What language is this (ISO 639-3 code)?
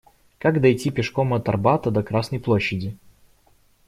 rus